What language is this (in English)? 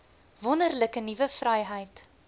Afrikaans